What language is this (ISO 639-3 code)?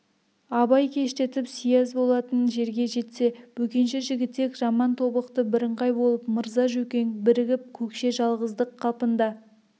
kaz